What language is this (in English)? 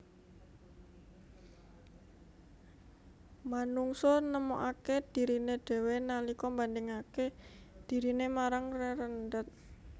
Javanese